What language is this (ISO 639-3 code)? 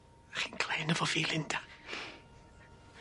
cym